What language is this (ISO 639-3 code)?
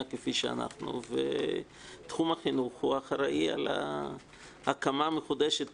heb